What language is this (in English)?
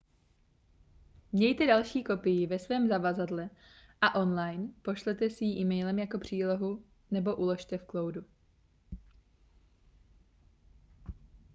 Czech